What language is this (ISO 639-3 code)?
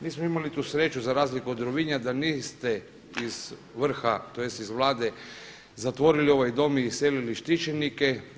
hrv